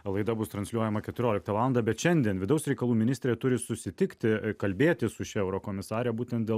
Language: Lithuanian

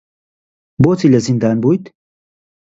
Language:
Central Kurdish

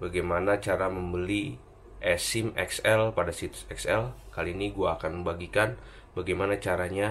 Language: Indonesian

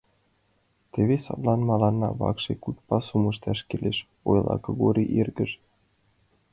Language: Mari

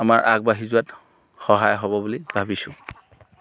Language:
Assamese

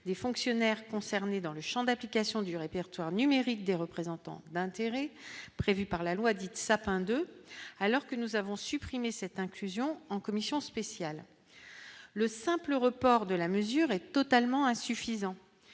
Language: French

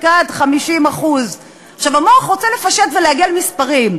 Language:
Hebrew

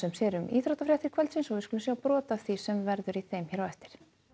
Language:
Icelandic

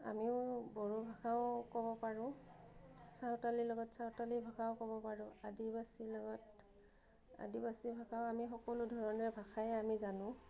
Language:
Assamese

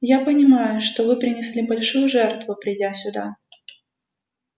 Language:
Russian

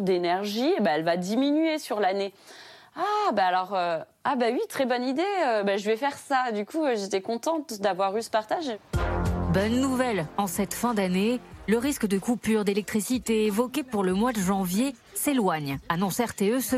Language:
French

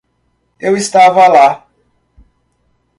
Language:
Portuguese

